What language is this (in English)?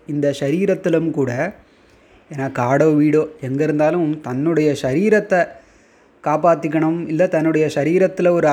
Tamil